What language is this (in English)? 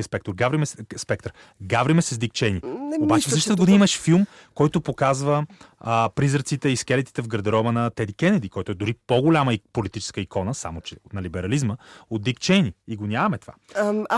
Bulgarian